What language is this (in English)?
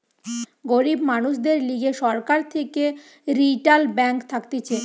Bangla